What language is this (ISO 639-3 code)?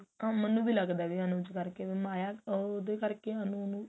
pan